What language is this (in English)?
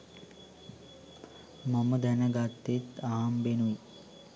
Sinhala